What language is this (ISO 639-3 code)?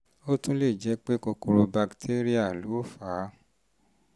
yor